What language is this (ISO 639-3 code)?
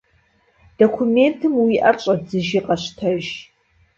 kbd